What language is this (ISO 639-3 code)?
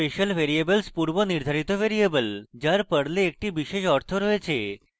ben